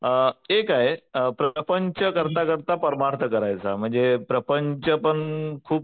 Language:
Marathi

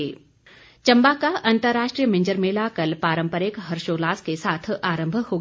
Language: Hindi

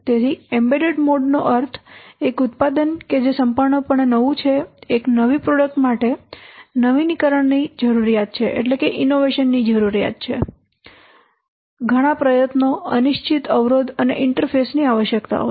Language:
Gujarati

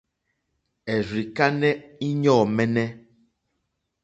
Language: Mokpwe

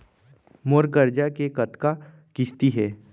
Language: Chhattisgarhi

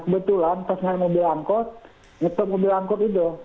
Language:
Indonesian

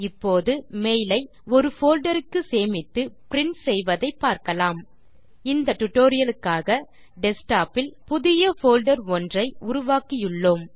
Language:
Tamil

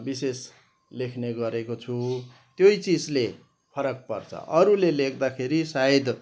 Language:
Nepali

